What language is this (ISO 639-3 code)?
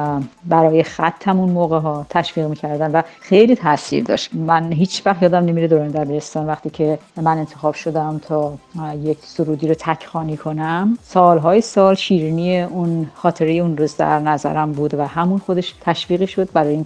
fas